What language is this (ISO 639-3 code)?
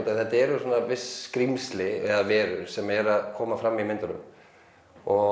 isl